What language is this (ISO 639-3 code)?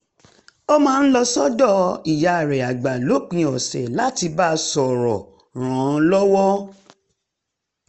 yor